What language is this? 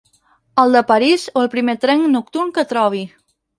Catalan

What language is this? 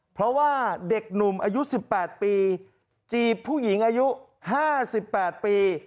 Thai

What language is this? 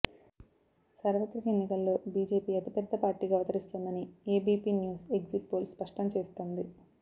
Telugu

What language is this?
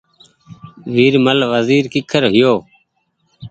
Goaria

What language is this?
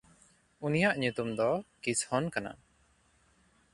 Santali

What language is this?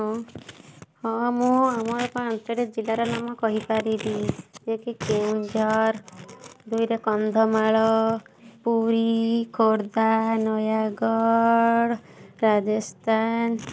Odia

